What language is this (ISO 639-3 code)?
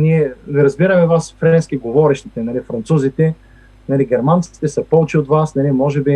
bul